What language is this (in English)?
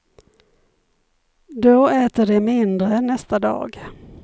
Swedish